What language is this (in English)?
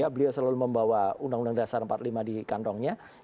Indonesian